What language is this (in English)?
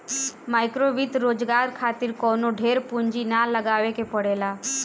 Bhojpuri